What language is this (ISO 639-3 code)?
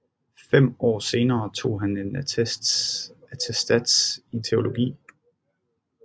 dan